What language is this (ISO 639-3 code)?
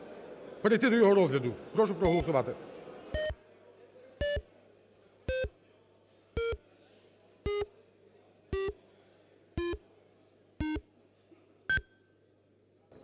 ukr